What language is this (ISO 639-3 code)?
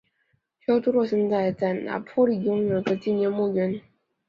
zho